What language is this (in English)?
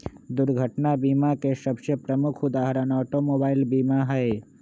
Magahi